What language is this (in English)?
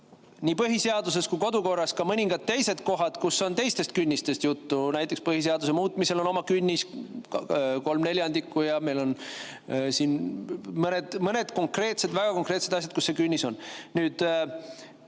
Estonian